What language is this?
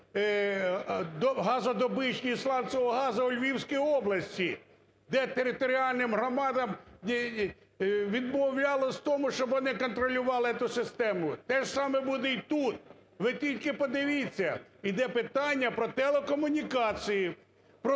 Ukrainian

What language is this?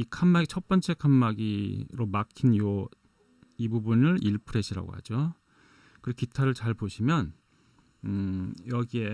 Korean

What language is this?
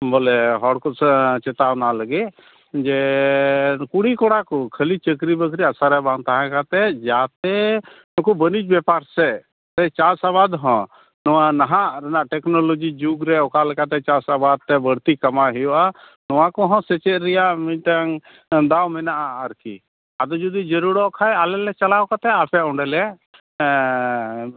Santali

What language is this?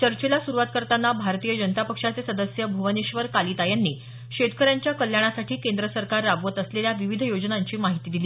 Marathi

